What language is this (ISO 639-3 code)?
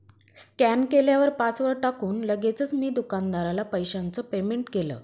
mar